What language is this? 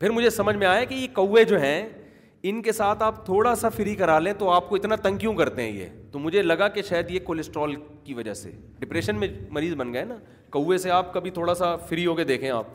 Urdu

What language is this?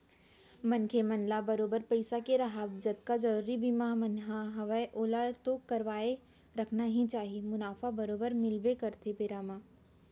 Chhattisgarhi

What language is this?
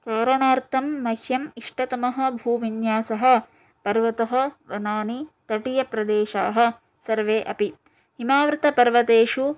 Sanskrit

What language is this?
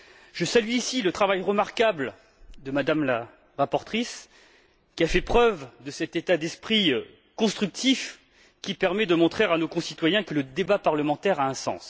French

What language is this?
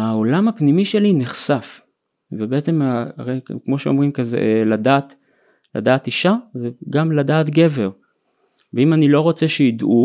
Hebrew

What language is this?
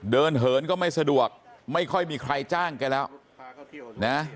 Thai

